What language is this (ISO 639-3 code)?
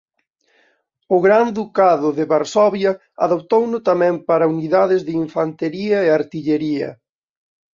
glg